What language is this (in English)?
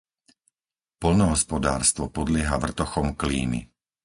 Slovak